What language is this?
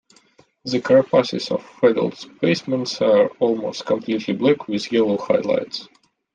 English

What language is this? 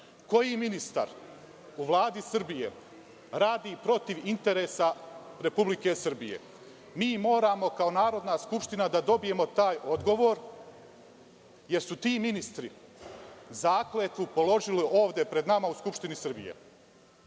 Serbian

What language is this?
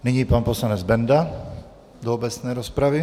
Czech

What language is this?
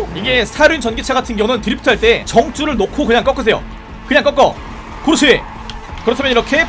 Korean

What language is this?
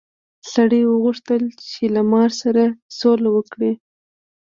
Pashto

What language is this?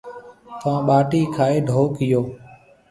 Marwari (Pakistan)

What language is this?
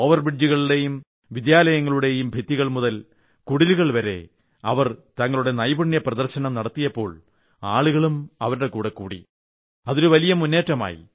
Malayalam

